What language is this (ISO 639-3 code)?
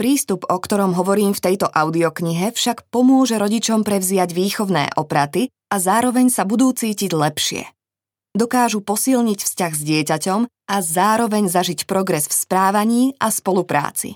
slk